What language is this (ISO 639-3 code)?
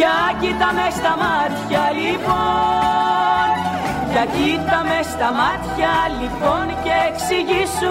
ell